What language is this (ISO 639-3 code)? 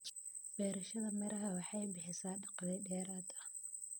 som